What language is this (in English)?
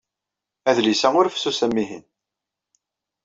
Kabyle